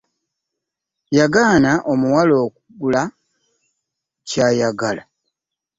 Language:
Ganda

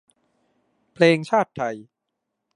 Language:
Thai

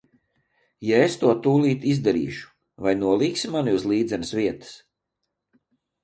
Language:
Latvian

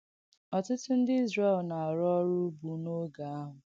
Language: Igbo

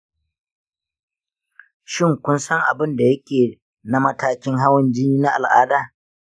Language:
Hausa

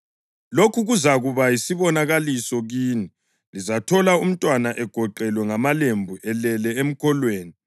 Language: North Ndebele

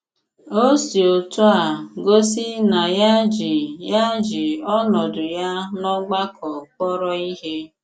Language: Igbo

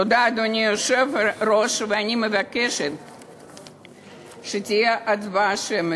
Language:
Hebrew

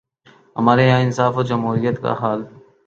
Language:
Urdu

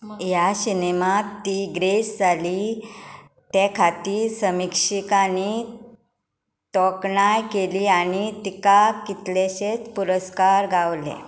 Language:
Konkani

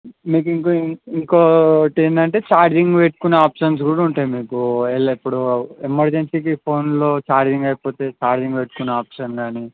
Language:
Telugu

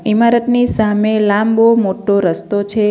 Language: Gujarati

